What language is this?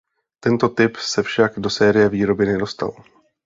Czech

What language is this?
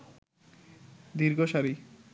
Bangla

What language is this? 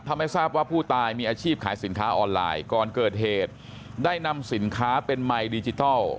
Thai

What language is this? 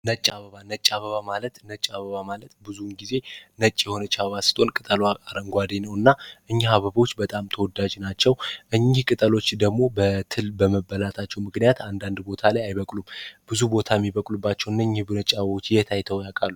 Amharic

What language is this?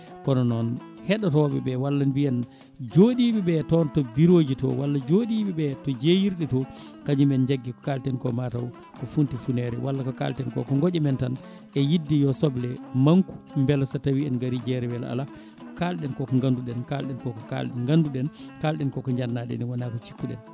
Fula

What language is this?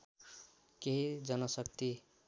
Nepali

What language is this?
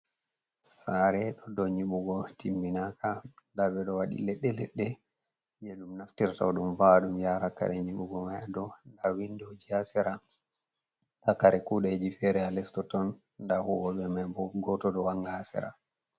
Fula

